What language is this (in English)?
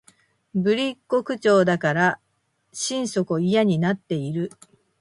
Japanese